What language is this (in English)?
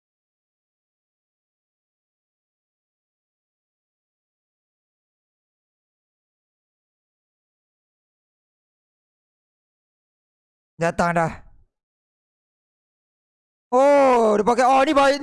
Malay